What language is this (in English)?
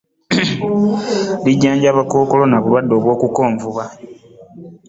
Ganda